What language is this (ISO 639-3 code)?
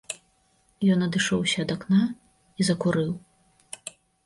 bel